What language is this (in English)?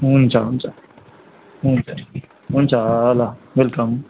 Nepali